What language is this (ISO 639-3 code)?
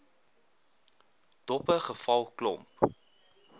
afr